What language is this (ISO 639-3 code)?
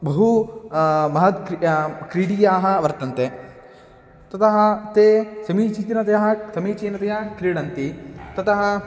san